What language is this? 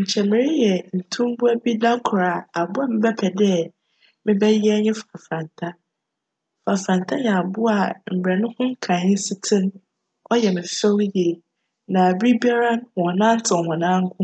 Akan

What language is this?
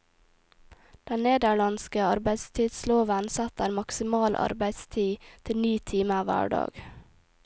Norwegian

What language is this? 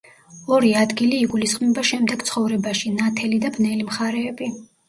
Georgian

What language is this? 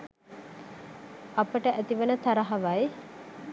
Sinhala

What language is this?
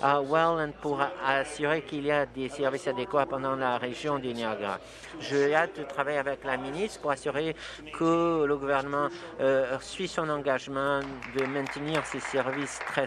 French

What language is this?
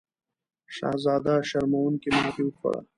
Pashto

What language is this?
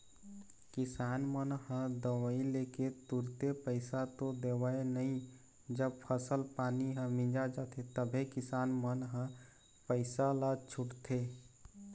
Chhattisgarhi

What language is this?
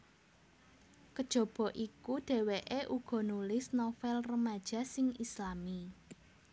Javanese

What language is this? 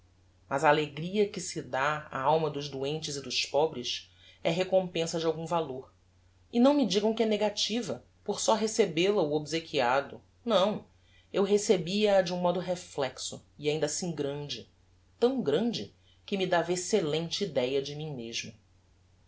Portuguese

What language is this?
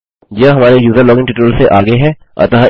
Hindi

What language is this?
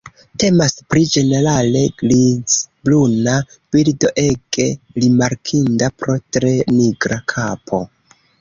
Esperanto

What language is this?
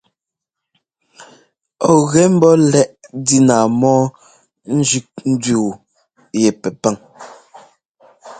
Ngomba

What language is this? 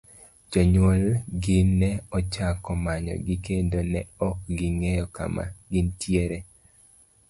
Luo (Kenya and Tanzania)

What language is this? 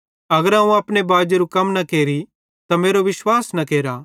Bhadrawahi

